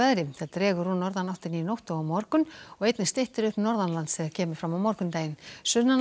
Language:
Icelandic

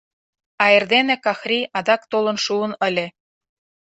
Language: Mari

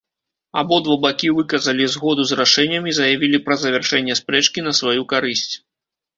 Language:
Belarusian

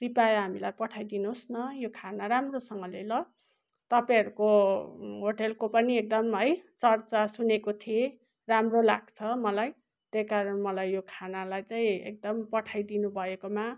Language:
Nepali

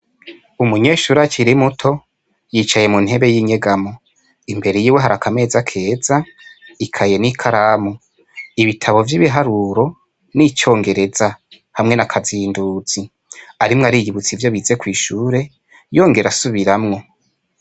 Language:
Rundi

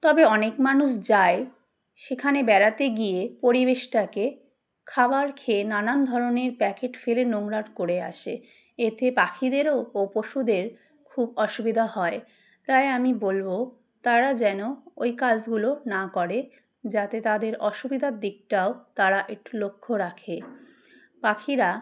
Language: Bangla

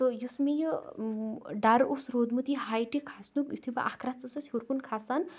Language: Kashmiri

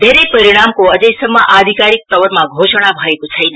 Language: Nepali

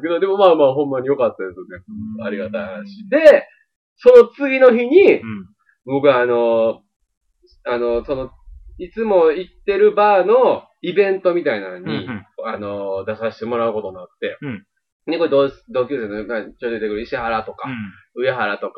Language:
Japanese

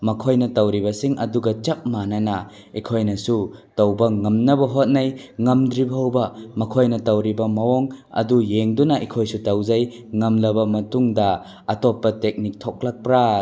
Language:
Manipuri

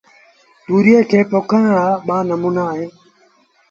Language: Sindhi Bhil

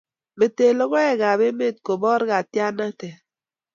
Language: Kalenjin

